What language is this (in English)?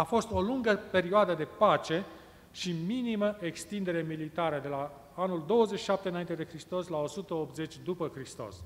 Romanian